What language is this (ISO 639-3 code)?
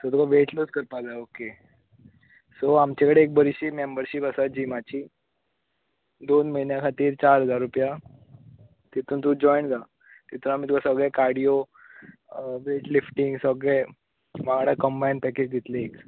kok